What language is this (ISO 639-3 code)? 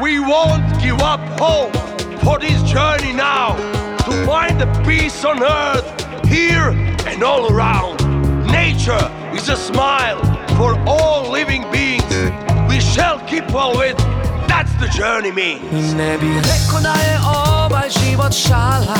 hrv